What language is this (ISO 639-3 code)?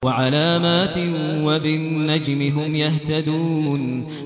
ara